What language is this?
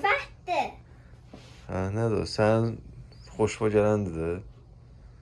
Turkish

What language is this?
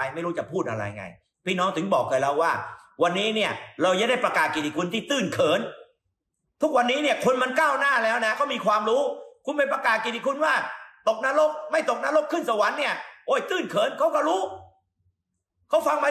Thai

